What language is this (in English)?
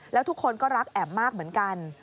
Thai